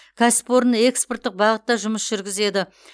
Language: Kazakh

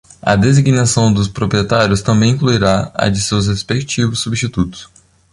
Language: Portuguese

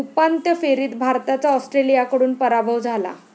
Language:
Marathi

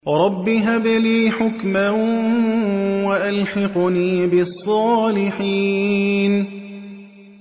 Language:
Arabic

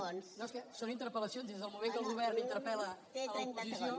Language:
Catalan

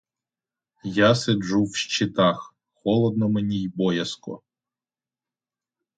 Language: Ukrainian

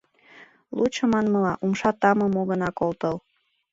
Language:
Mari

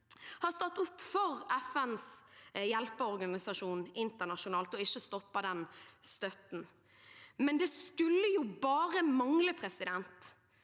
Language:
Norwegian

